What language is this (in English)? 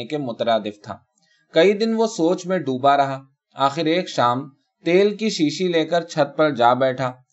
Urdu